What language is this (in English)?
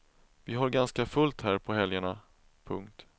Swedish